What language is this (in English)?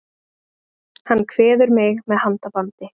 Icelandic